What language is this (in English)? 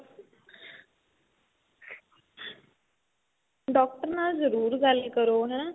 Punjabi